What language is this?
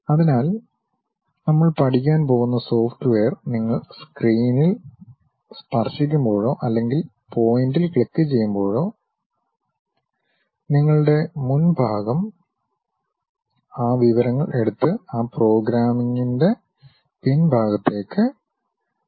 Malayalam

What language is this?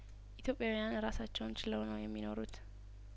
Amharic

